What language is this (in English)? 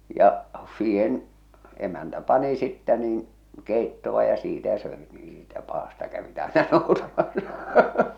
Finnish